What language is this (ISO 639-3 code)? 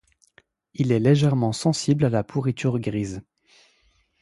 fra